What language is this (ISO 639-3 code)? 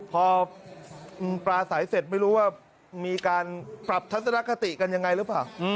tha